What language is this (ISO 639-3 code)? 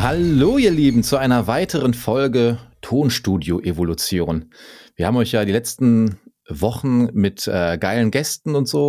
deu